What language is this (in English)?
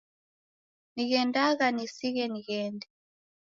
Taita